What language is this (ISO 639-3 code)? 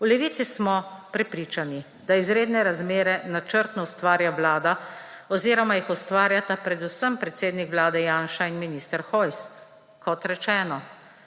slv